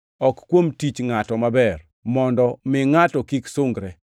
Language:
Luo (Kenya and Tanzania)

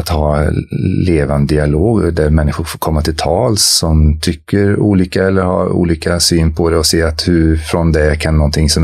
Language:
Swedish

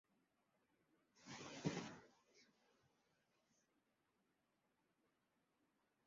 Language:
Chinese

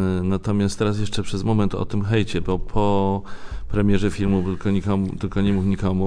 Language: Polish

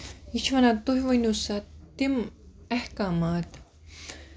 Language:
Kashmiri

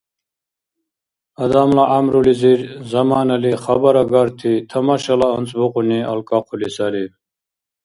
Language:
Dargwa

